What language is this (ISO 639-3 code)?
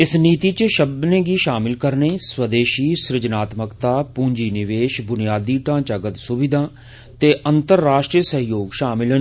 doi